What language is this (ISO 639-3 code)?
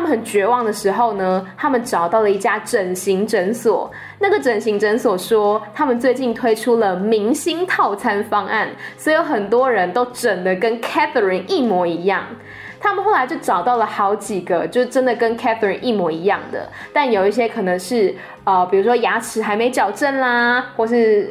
zho